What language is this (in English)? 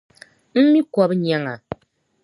Dagbani